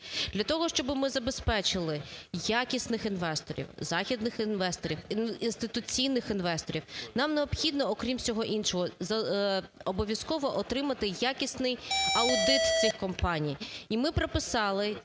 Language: Ukrainian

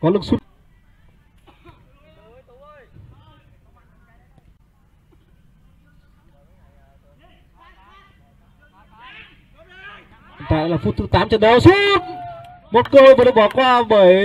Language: Vietnamese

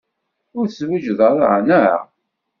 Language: Kabyle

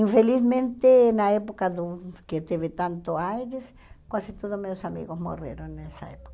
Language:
Portuguese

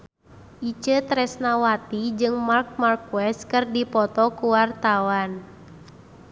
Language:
Sundanese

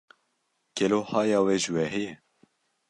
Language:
Kurdish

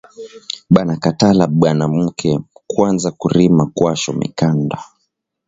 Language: Swahili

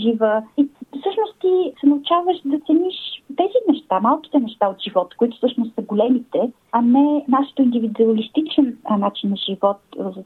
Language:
Bulgarian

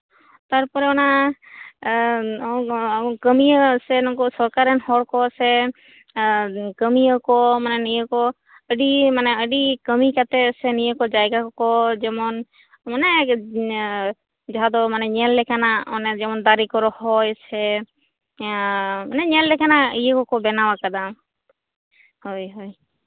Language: Santali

